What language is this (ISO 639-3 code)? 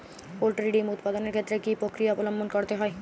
ben